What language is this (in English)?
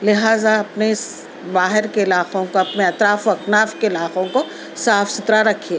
Urdu